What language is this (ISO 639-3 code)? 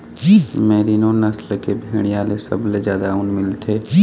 hne